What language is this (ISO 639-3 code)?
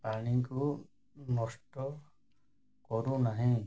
ori